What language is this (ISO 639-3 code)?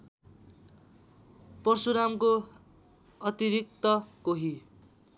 nep